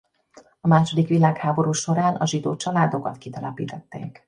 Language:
Hungarian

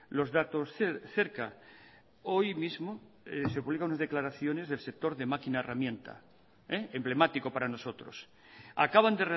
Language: Spanish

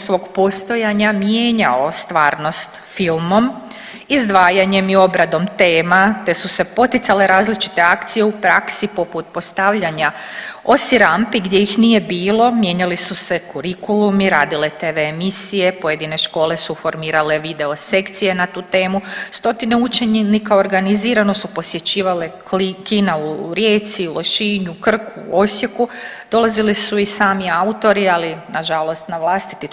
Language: Croatian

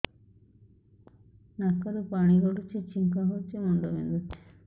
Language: Odia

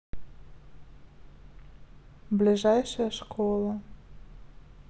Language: Russian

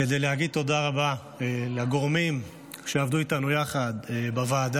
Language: Hebrew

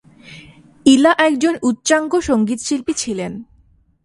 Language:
Bangla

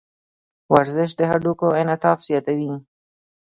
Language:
Pashto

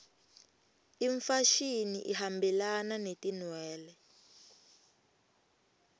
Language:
Swati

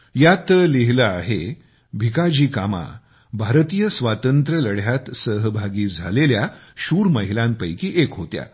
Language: Marathi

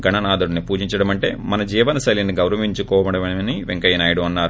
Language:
Telugu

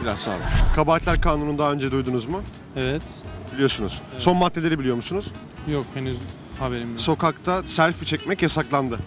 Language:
Turkish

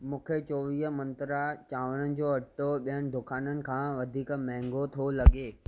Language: Sindhi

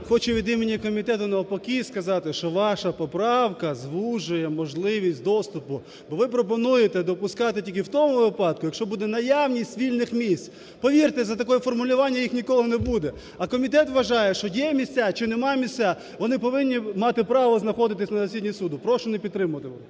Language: Ukrainian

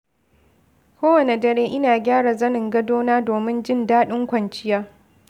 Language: Hausa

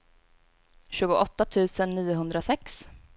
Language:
Swedish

